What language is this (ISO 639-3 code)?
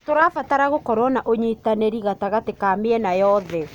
kik